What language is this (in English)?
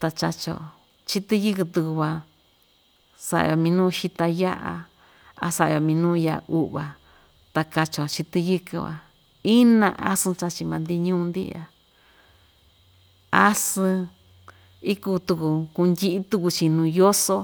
Ixtayutla Mixtec